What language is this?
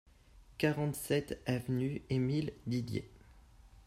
French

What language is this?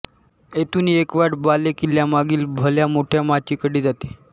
Marathi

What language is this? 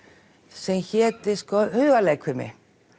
Icelandic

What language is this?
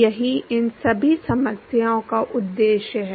Hindi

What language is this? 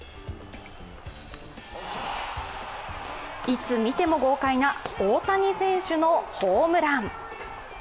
Japanese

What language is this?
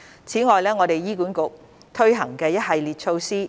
Cantonese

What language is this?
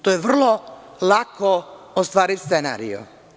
Serbian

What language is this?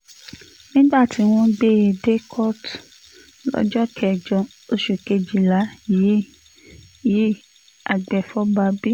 Yoruba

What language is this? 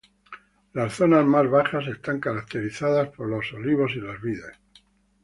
Spanish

